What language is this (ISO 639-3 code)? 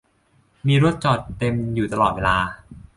tha